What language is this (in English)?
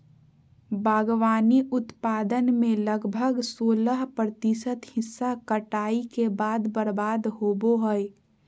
Magahi